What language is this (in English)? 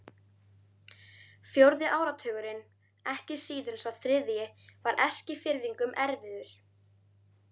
Icelandic